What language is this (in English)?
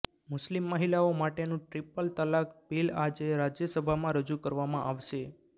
Gujarati